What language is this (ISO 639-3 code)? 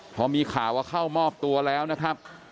tha